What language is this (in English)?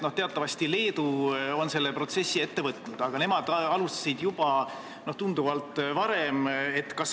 Estonian